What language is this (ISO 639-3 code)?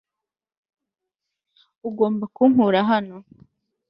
kin